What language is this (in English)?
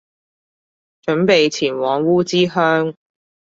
Cantonese